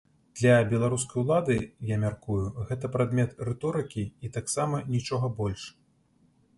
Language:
Belarusian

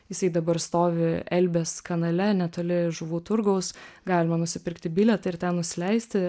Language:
Lithuanian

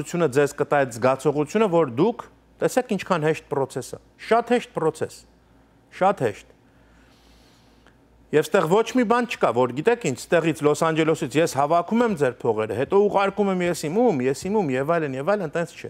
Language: Hindi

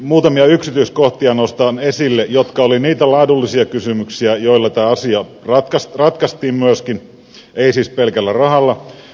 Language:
Finnish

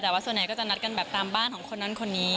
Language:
Thai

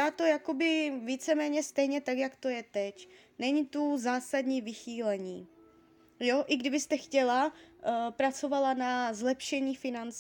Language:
Czech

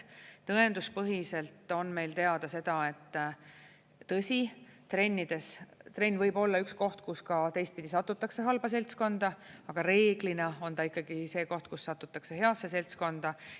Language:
Estonian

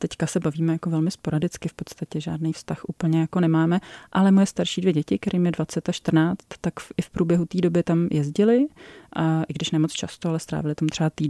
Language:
Czech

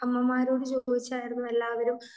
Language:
Malayalam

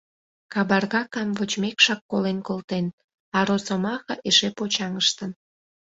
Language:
Mari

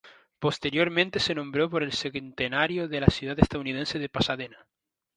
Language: Spanish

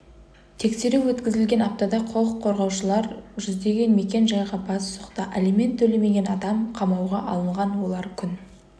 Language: Kazakh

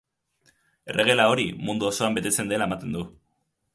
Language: Basque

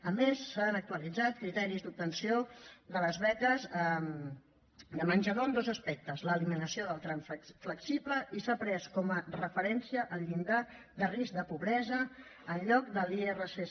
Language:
Catalan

